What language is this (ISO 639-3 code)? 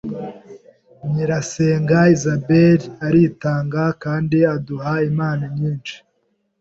kin